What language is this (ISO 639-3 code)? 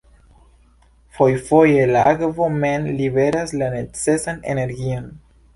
epo